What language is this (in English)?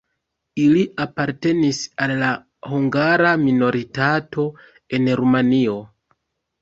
Esperanto